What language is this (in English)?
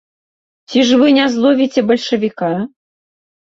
Belarusian